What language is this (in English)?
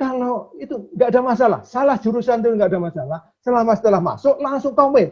Indonesian